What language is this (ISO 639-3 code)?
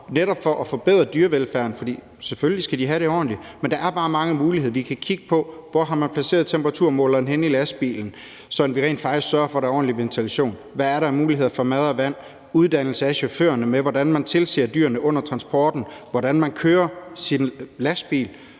dan